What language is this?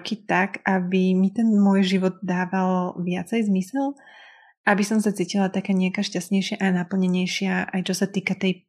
Slovak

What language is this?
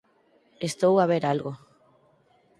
Galician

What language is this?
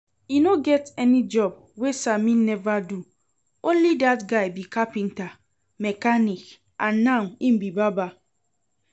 Nigerian Pidgin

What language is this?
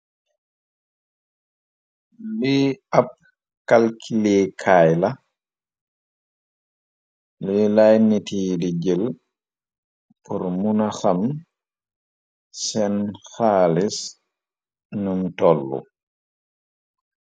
Wolof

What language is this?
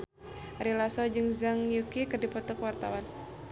Sundanese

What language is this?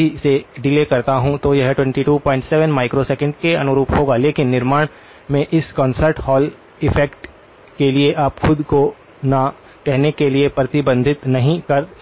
Hindi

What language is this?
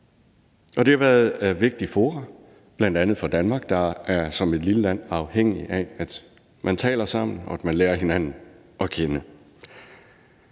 Danish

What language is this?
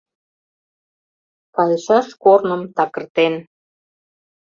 Mari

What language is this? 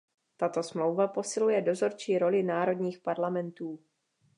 Czech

